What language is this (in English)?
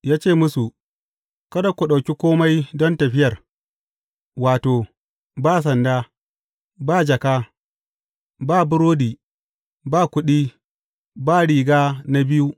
Hausa